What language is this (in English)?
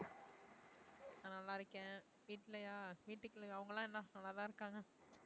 Tamil